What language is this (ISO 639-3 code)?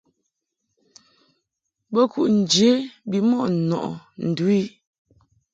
mhk